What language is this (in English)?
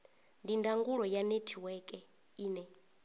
Venda